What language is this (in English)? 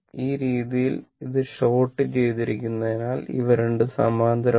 Malayalam